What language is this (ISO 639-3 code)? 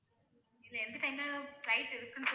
tam